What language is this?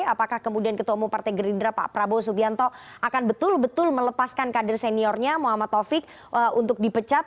Indonesian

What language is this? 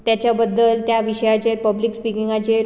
Konkani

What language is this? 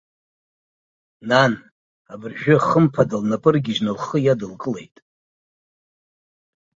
Abkhazian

